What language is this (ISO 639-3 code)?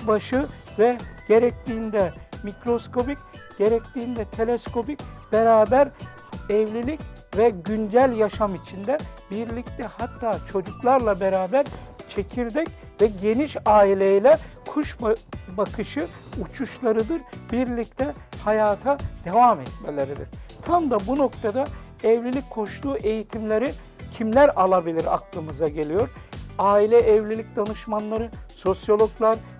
tur